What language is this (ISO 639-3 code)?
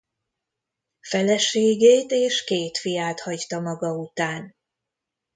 hun